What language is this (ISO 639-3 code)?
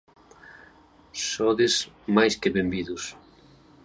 glg